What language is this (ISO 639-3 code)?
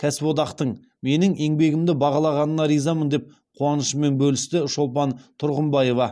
kaz